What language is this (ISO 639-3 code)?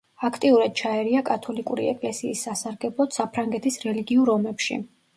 kat